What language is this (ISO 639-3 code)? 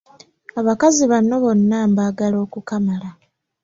lug